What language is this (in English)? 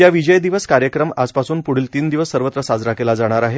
Marathi